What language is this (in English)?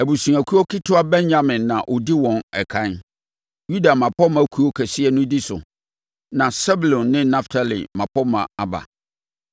Akan